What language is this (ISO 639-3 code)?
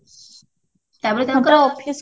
ori